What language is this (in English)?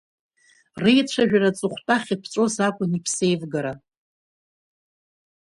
Abkhazian